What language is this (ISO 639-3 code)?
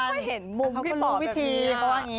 tha